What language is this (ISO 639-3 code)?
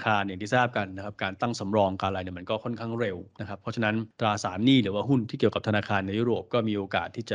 tha